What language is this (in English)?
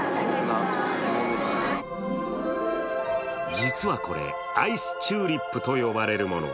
Japanese